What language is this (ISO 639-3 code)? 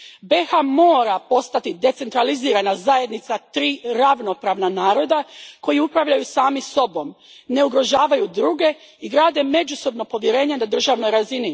hrv